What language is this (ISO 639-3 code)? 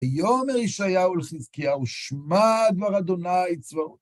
heb